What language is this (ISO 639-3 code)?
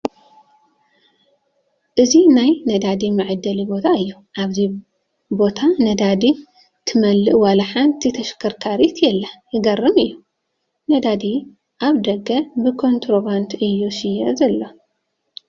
tir